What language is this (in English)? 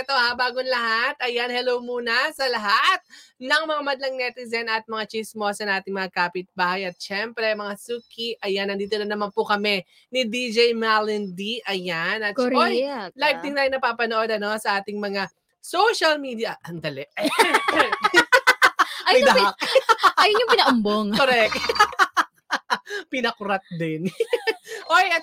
Filipino